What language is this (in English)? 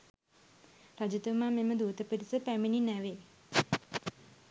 Sinhala